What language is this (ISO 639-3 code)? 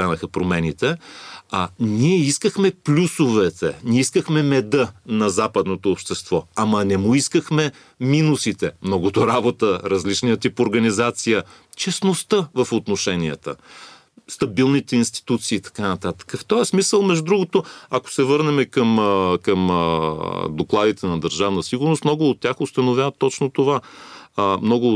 bul